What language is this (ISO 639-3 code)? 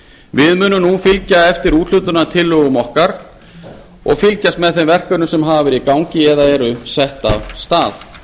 isl